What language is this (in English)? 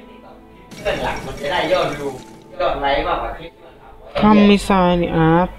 Thai